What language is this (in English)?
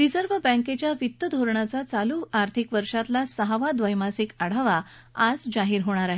Marathi